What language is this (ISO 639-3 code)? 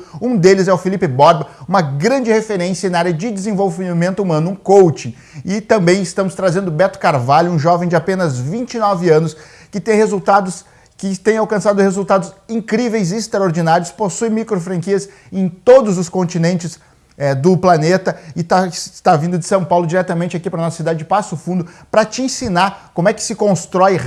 por